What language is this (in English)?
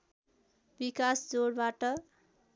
Nepali